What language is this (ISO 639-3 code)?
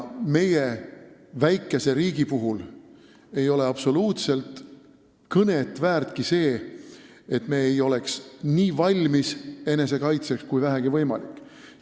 est